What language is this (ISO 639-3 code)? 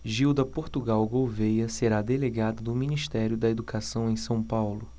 por